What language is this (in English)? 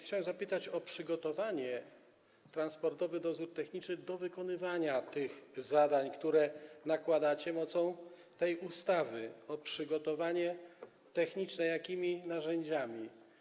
Polish